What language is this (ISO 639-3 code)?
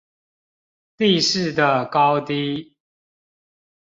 zho